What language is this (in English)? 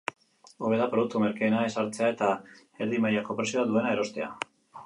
Basque